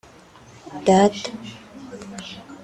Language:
Kinyarwanda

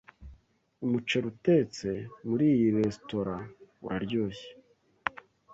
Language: Kinyarwanda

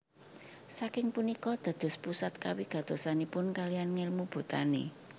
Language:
Javanese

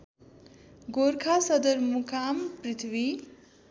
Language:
Nepali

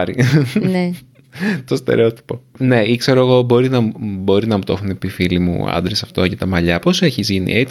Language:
Greek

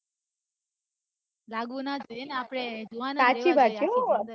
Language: Gujarati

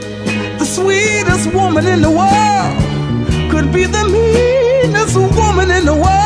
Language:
English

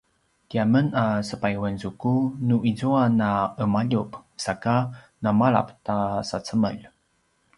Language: Paiwan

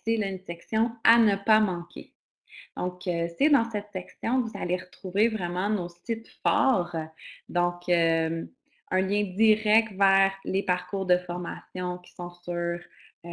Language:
French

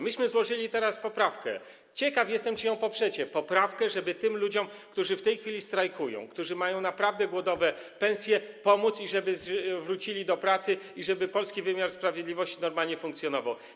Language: Polish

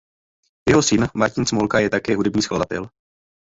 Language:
Czech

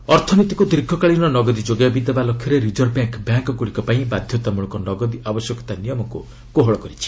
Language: Odia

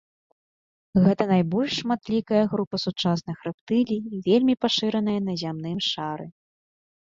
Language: Belarusian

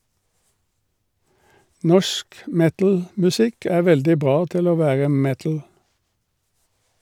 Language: Norwegian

